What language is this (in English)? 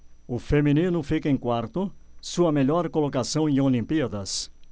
Portuguese